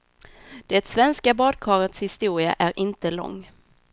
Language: Swedish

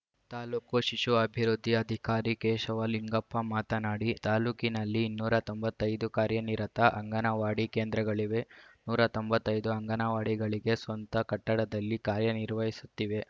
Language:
Kannada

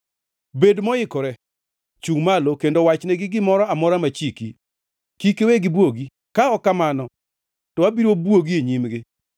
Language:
Luo (Kenya and Tanzania)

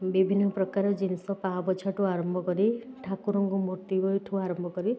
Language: Odia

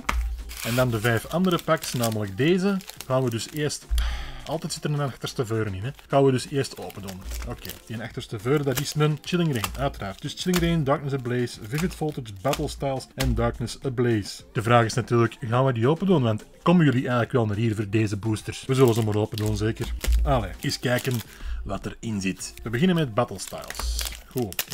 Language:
Dutch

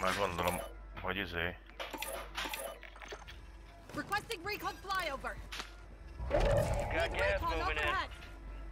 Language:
Hungarian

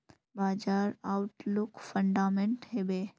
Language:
Magahi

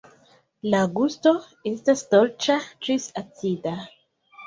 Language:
Esperanto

